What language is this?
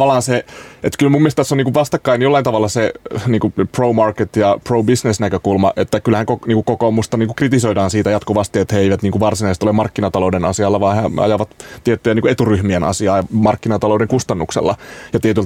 Finnish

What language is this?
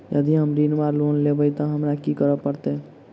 Maithili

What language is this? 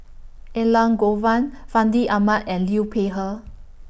English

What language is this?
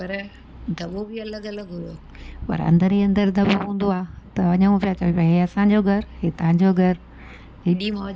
Sindhi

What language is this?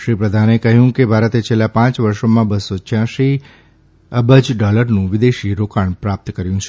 Gujarati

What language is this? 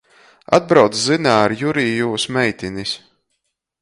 Latgalian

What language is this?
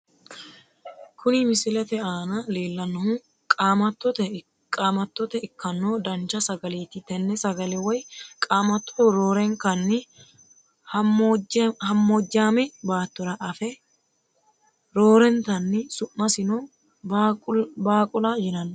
Sidamo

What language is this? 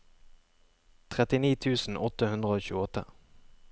Norwegian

